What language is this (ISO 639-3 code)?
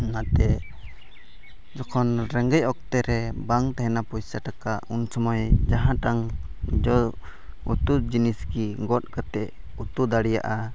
sat